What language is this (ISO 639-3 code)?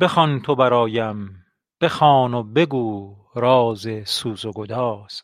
fas